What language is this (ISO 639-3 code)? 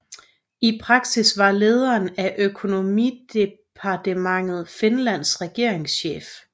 dan